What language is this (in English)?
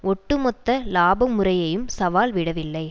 Tamil